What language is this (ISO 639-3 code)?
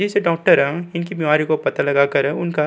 hin